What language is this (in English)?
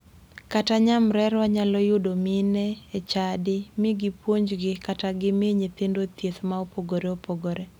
Luo (Kenya and Tanzania)